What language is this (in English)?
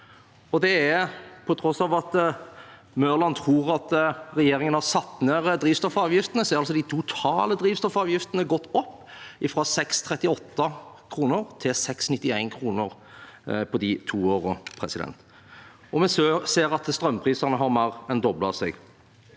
Norwegian